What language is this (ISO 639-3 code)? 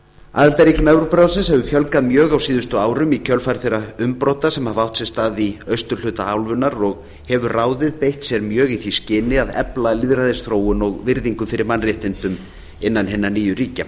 isl